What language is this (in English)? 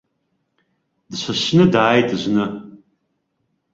Abkhazian